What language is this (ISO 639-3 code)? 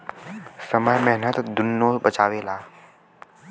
bho